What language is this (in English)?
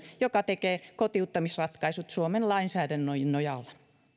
Finnish